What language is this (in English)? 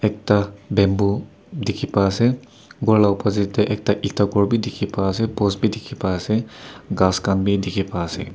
Naga Pidgin